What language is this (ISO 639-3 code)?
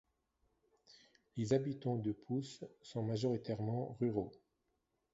fra